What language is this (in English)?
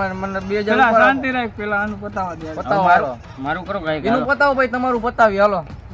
Gujarati